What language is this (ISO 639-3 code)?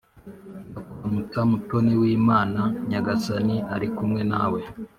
kin